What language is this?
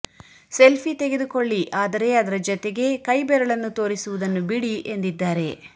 Kannada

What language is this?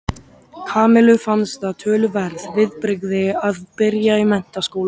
Icelandic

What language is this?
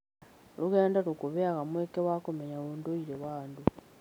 Kikuyu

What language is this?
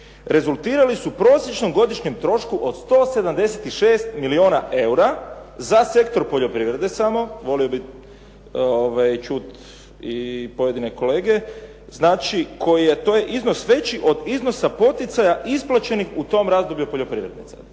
Croatian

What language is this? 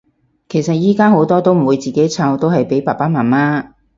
Cantonese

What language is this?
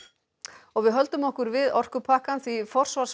Icelandic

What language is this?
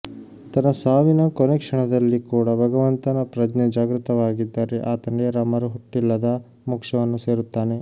Kannada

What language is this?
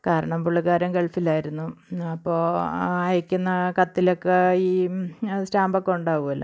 Malayalam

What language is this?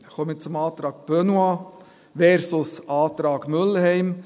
Swiss German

